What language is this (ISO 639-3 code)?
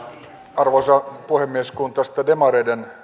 fin